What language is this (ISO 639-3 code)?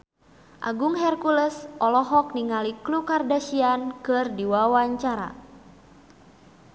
sun